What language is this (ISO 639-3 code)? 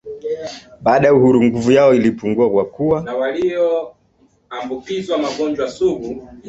swa